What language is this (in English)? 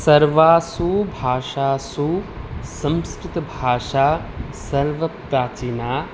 Sanskrit